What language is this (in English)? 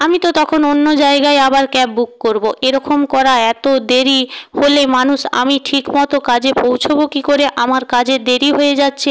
Bangla